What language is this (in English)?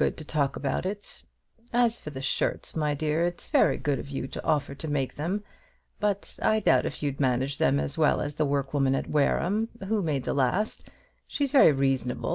English